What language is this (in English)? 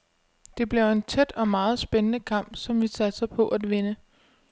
Danish